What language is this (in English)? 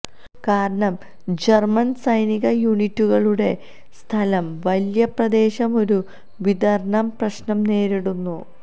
Malayalam